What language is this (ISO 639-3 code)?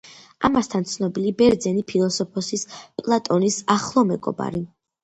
kat